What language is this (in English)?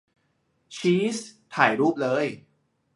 Thai